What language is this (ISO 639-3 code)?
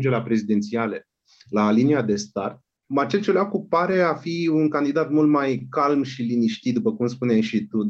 ron